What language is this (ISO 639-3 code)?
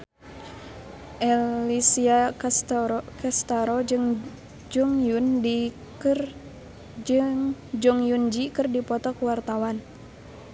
sun